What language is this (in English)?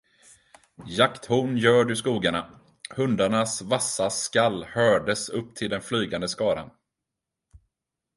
Swedish